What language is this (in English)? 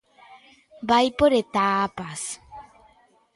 Galician